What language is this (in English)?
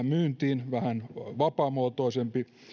Finnish